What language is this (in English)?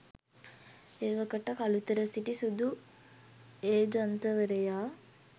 Sinhala